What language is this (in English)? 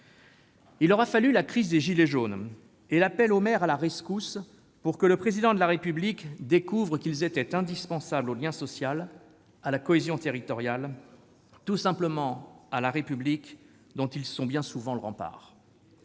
French